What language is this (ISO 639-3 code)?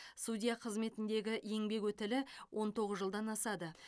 kaz